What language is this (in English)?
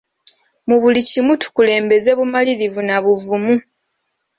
Ganda